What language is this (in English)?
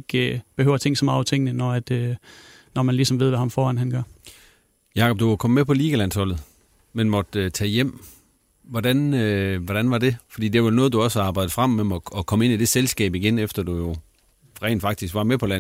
Danish